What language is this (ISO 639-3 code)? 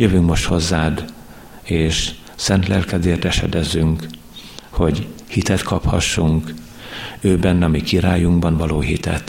hun